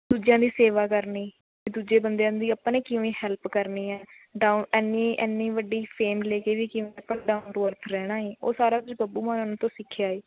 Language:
Punjabi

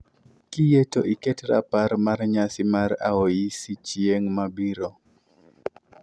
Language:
Luo (Kenya and Tanzania)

